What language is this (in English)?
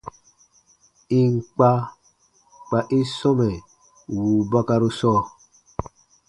Baatonum